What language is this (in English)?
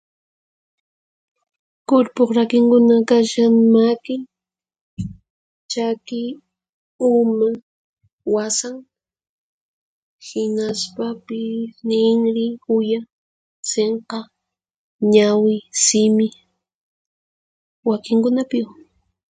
Puno Quechua